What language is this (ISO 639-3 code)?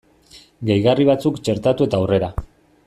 eus